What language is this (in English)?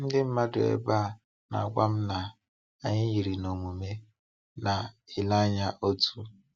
Igbo